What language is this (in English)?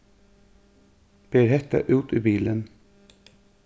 Faroese